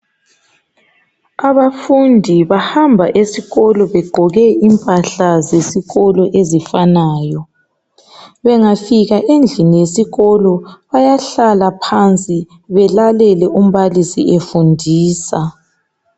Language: North Ndebele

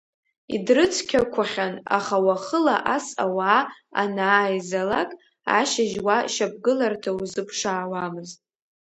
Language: Abkhazian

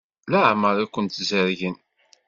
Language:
Kabyle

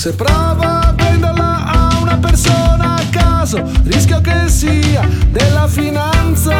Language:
Italian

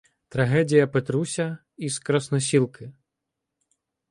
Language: Ukrainian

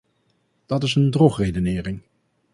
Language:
Dutch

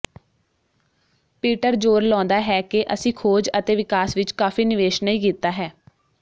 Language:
Punjabi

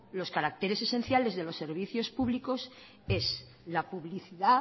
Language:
Spanish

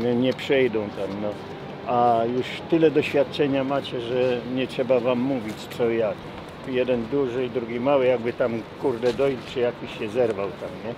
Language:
Polish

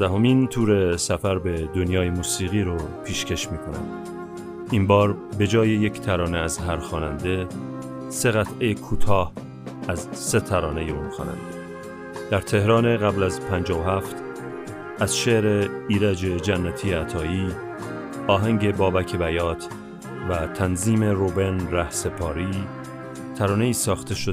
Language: Persian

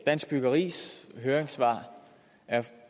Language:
Danish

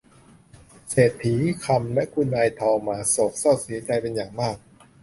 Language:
Thai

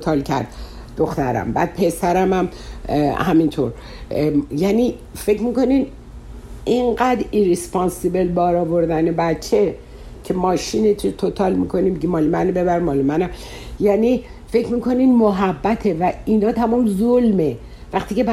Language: Persian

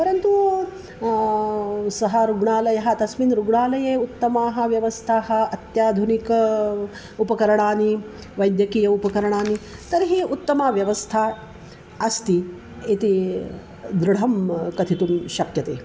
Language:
Sanskrit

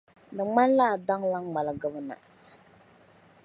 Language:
Dagbani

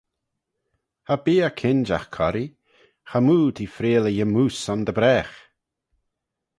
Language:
Manx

